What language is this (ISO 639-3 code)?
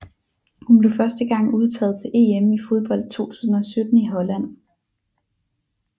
dan